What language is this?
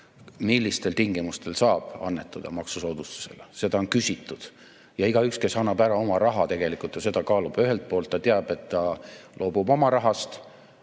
Estonian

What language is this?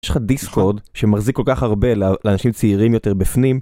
Hebrew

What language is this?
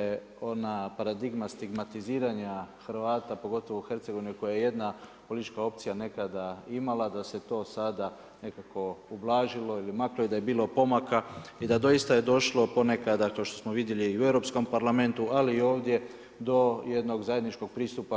Croatian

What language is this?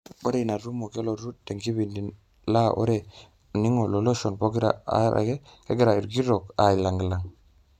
Masai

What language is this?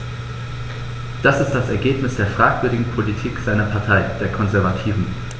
German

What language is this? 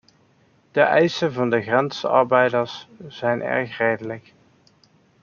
Dutch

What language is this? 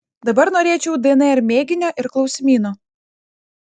Lithuanian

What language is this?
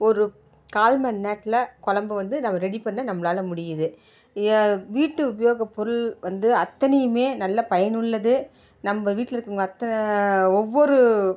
Tamil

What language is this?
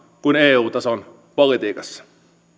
Finnish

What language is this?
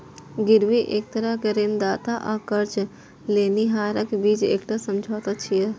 Maithili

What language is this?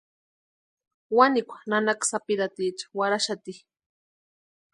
Western Highland Purepecha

